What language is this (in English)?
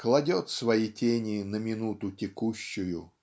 Russian